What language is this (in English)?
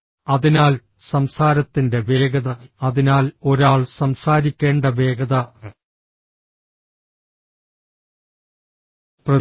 Malayalam